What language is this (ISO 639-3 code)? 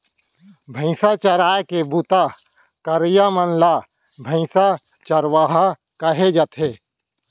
hne